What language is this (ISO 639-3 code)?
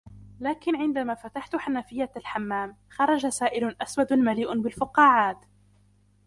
ara